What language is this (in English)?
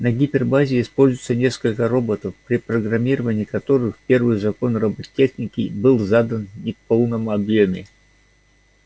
Russian